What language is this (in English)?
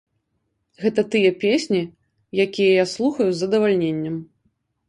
Belarusian